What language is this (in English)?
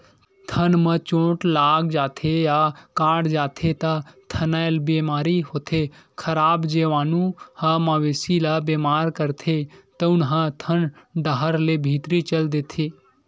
Chhattisgarhi